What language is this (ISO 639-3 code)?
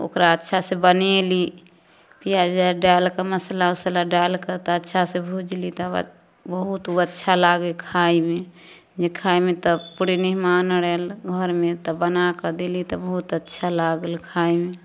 mai